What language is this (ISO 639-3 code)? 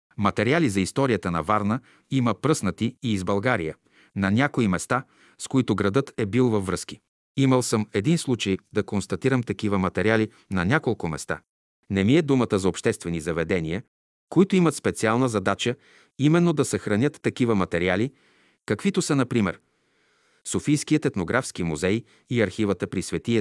bul